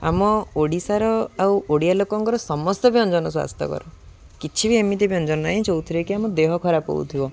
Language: Odia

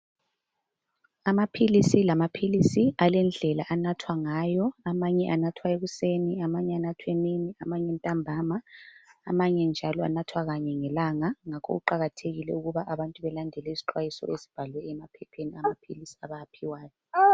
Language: North Ndebele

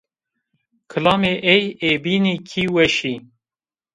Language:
Zaza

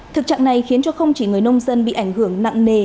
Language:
Vietnamese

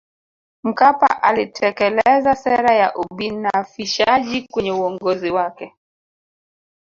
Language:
Swahili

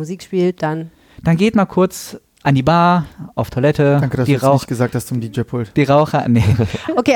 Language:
German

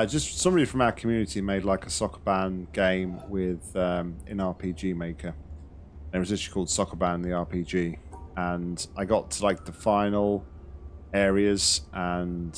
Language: English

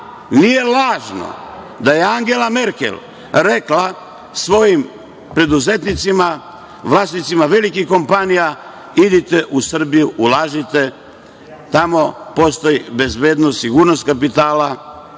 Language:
Serbian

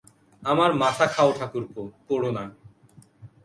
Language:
Bangla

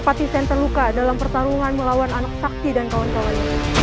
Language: Indonesian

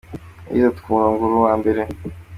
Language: Kinyarwanda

